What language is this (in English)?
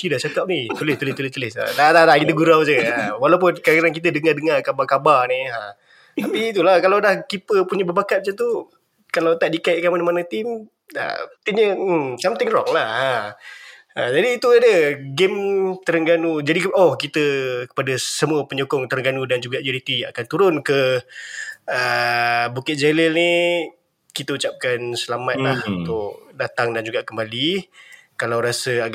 Malay